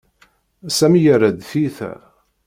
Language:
Kabyle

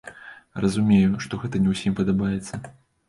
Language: Belarusian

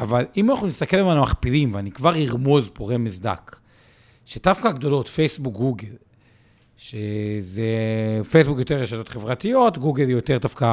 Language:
Hebrew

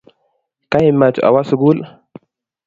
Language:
Kalenjin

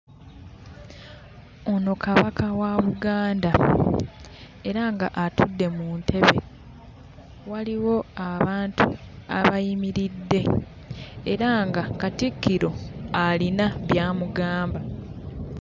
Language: Ganda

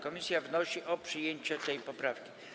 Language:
Polish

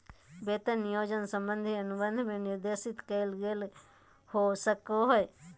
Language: Magahi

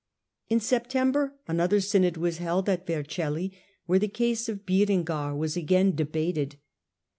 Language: English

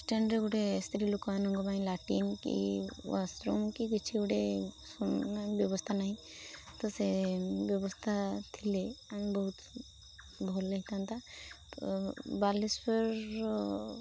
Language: Odia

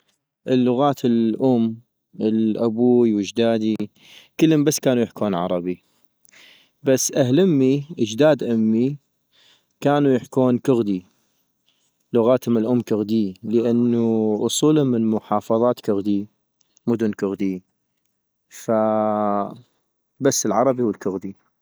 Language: North Mesopotamian Arabic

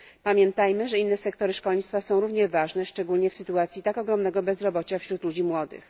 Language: Polish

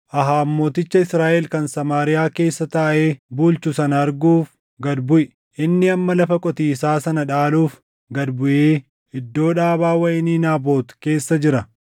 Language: Oromo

